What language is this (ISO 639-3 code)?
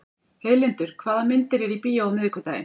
isl